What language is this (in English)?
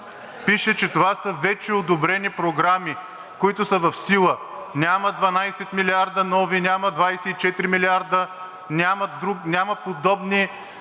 Bulgarian